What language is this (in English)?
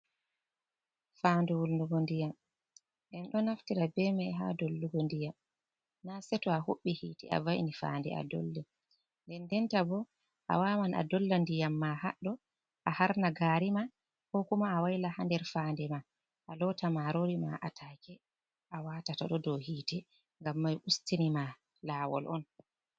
Fula